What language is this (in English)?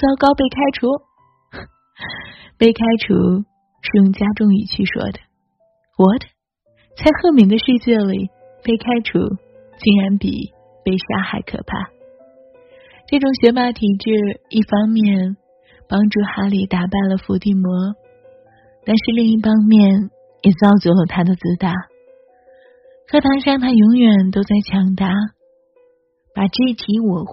Chinese